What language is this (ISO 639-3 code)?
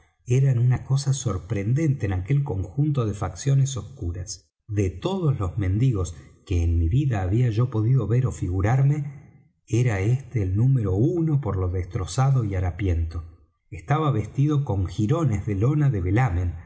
spa